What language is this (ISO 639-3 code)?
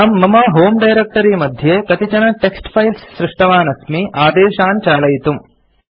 san